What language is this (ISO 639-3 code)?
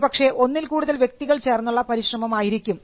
mal